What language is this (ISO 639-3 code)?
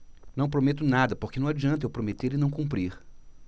por